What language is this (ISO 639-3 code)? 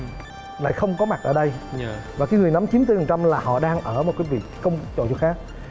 vie